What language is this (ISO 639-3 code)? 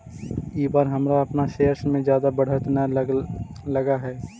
mag